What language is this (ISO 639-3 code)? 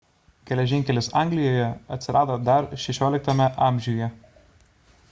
lit